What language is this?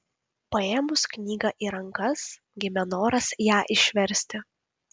Lithuanian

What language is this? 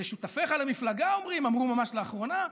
Hebrew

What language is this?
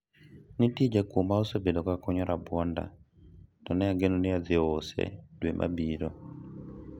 Luo (Kenya and Tanzania)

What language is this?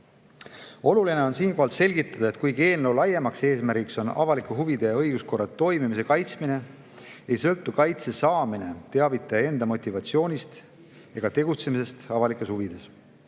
Estonian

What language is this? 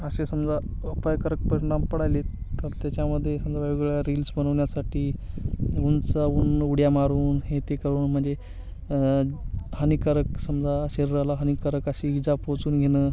Marathi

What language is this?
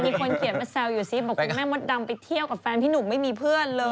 Thai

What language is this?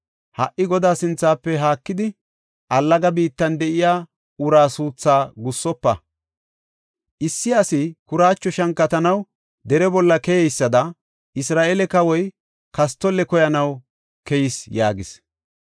Gofa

